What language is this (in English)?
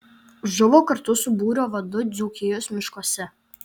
Lithuanian